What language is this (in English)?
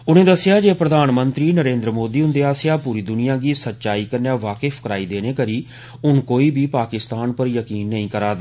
Dogri